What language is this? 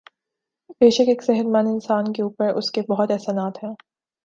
Urdu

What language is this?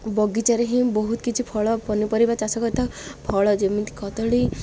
Odia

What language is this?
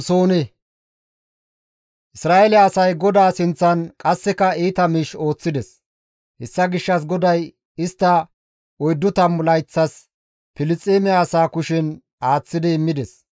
Gamo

